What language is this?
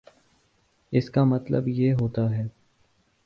Urdu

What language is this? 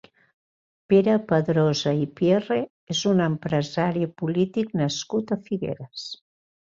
Catalan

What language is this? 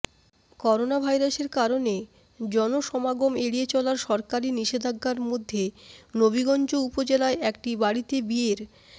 Bangla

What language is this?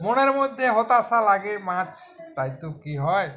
Bangla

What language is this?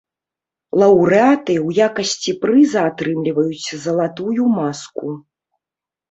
Belarusian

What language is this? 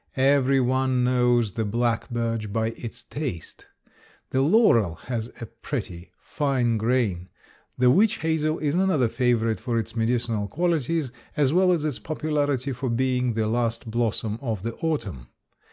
English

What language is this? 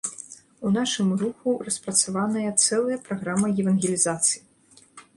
Belarusian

